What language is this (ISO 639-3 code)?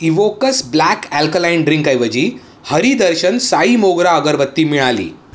mar